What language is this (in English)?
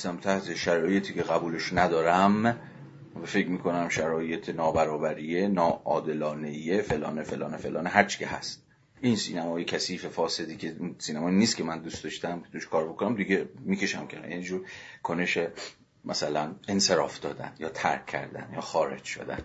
Persian